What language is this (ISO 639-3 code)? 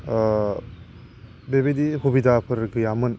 brx